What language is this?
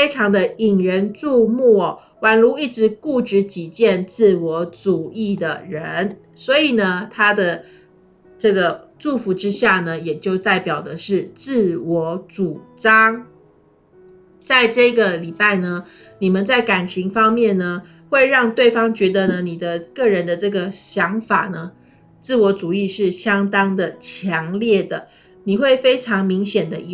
Chinese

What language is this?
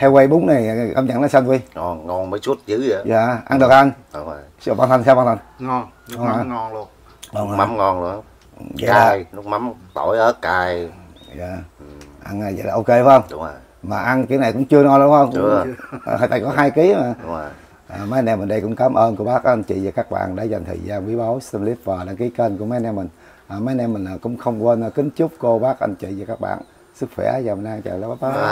Vietnamese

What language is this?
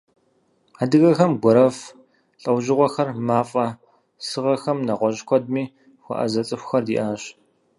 Kabardian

